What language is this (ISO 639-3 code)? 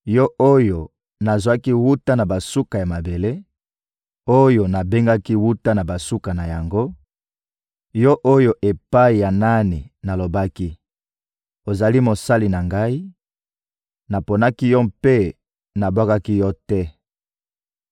lin